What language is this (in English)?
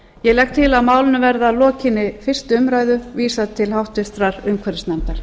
Icelandic